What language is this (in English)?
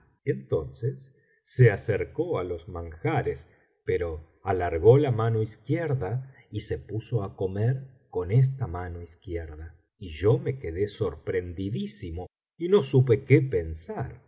Spanish